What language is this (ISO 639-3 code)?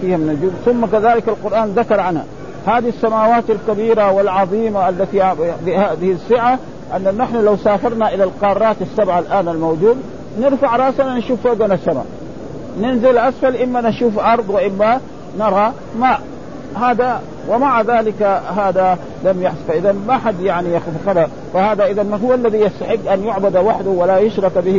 ara